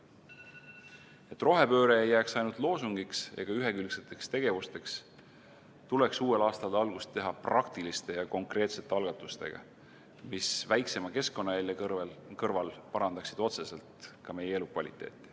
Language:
Estonian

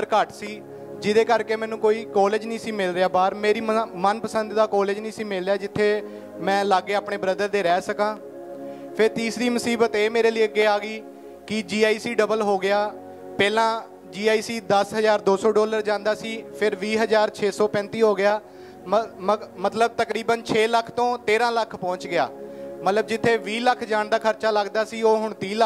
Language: Punjabi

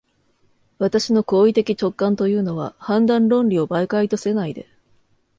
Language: Japanese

